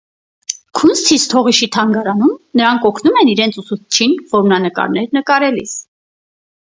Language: Armenian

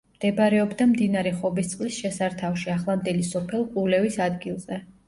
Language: Georgian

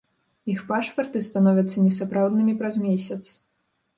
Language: Belarusian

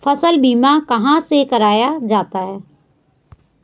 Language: Hindi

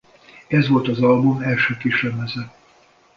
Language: Hungarian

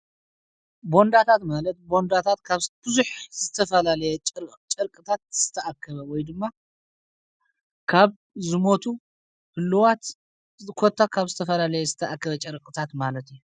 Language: Tigrinya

